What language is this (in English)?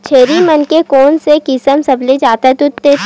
Chhattisgarhi